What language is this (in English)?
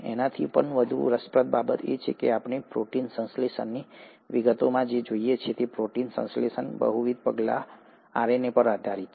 Gujarati